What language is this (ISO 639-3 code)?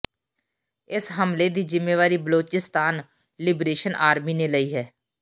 pan